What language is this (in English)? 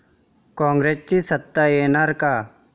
Marathi